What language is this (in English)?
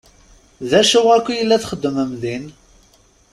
Kabyle